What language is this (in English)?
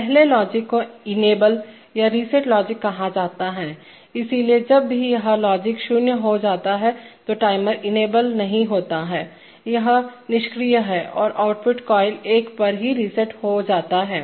Hindi